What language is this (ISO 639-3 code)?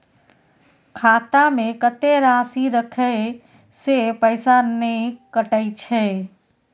mai